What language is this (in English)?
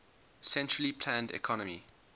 English